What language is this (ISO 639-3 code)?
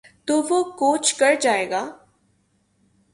urd